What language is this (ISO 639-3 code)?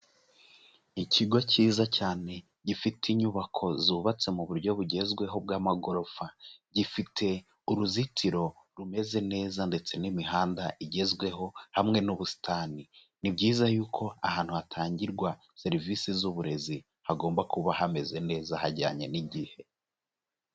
kin